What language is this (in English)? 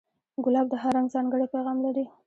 Pashto